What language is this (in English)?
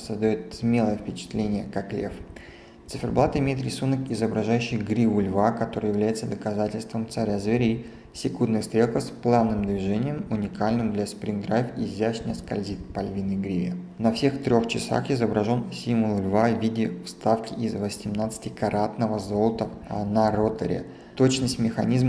Russian